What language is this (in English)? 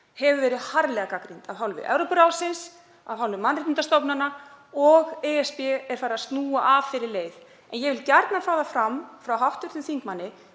Icelandic